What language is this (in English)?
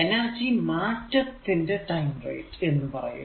Malayalam